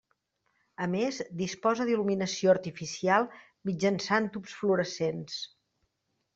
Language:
Catalan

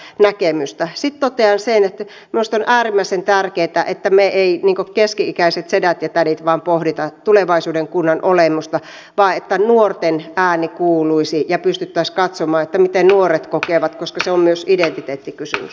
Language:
Finnish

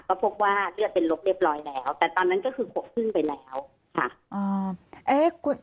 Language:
Thai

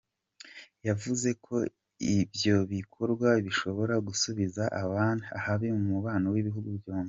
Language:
Kinyarwanda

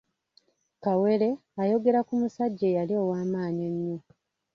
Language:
Ganda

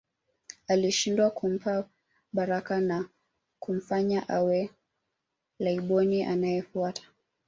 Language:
Swahili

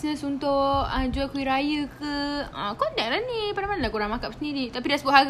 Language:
Malay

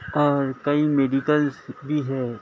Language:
Urdu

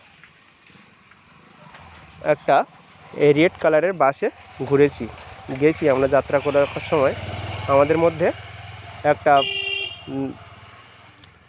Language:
Bangla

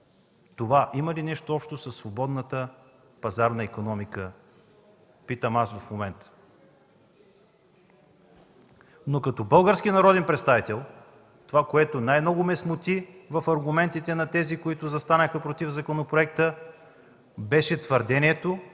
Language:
Bulgarian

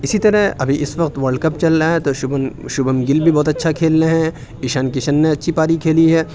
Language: Urdu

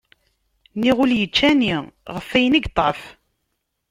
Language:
Kabyle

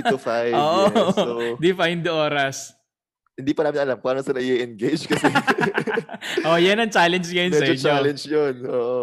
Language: Filipino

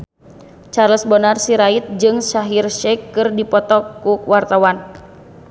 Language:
Sundanese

